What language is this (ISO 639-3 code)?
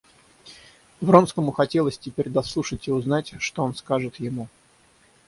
rus